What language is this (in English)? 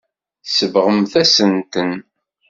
Kabyle